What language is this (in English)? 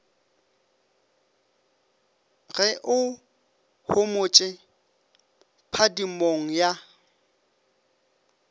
Northern Sotho